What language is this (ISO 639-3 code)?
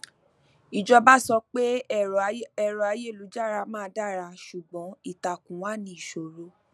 yor